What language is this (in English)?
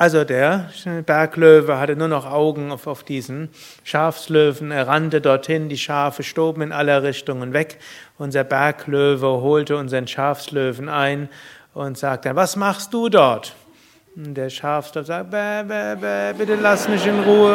German